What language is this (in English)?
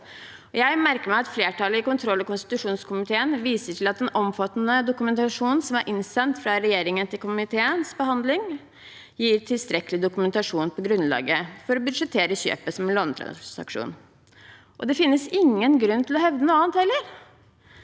Norwegian